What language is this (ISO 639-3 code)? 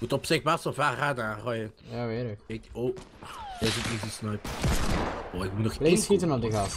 nld